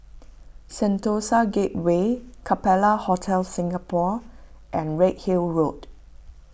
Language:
English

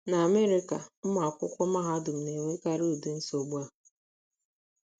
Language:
Igbo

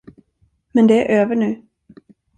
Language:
Swedish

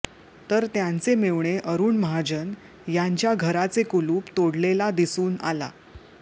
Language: Marathi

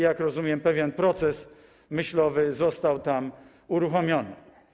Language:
Polish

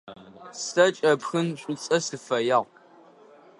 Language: Adyghe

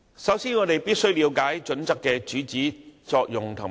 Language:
Cantonese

